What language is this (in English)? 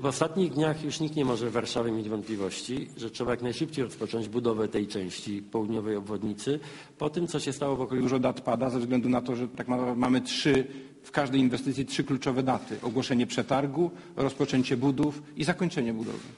Polish